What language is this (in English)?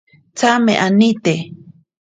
Ashéninka Perené